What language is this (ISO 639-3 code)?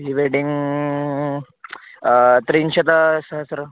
san